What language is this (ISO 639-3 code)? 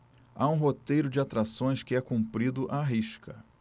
por